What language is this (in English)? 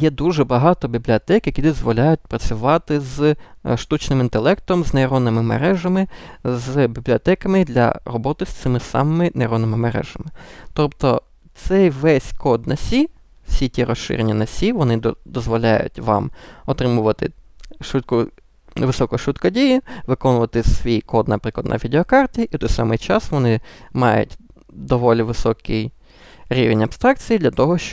Ukrainian